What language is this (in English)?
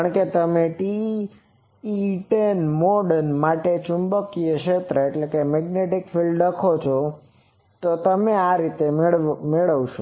Gujarati